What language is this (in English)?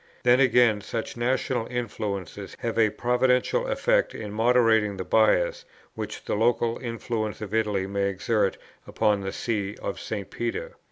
English